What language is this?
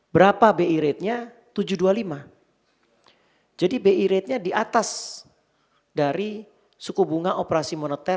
Indonesian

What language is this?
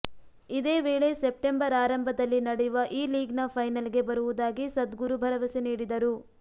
Kannada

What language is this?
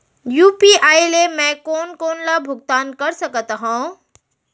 Chhattisgarhi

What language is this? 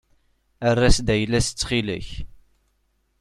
Kabyle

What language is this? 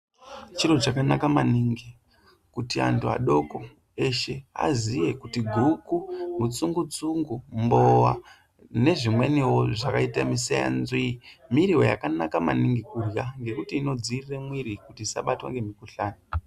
Ndau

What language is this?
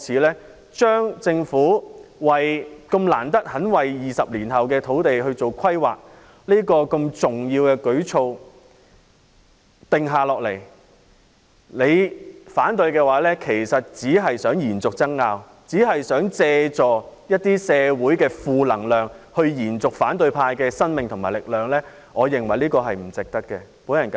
Cantonese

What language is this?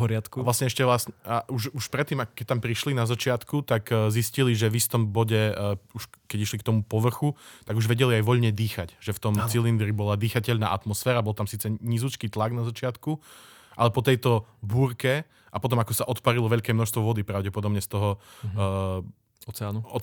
Slovak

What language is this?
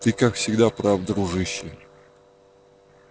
Russian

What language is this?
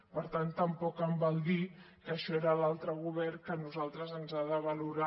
Catalan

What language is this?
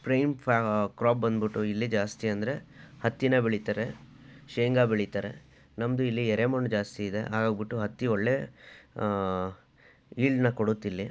Kannada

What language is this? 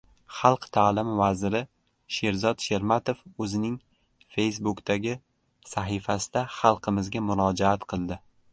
Uzbek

